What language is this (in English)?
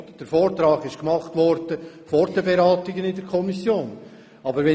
Swiss German